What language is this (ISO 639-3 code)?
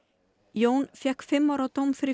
isl